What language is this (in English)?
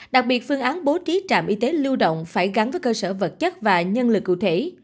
Vietnamese